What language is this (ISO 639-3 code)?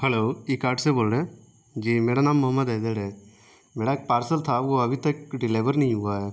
urd